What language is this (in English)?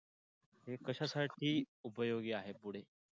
Marathi